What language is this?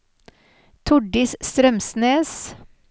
Norwegian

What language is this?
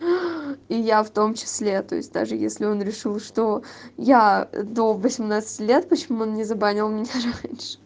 Russian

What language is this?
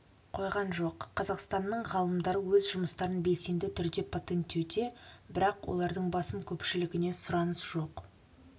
Kazakh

